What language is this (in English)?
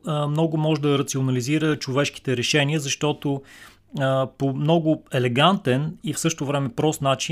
Bulgarian